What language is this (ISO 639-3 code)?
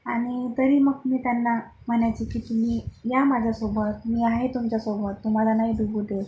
mar